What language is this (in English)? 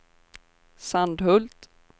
Swedish